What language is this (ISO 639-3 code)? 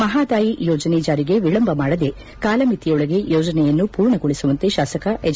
kan